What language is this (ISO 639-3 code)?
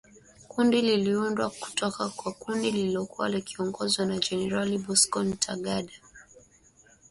swa